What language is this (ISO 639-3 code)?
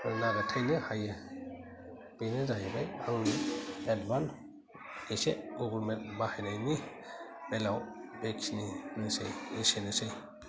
brx